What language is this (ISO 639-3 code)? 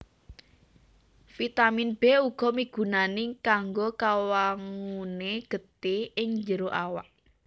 jav